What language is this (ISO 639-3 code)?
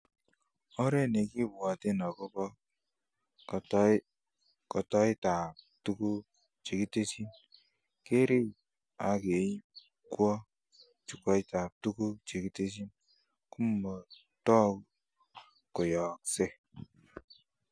kln